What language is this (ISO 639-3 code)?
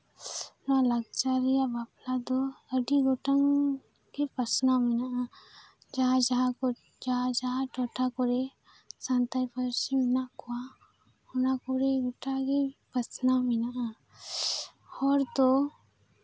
sat